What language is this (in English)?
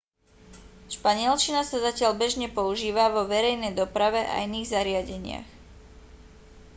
Slovak